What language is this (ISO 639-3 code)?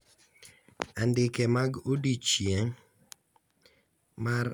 luo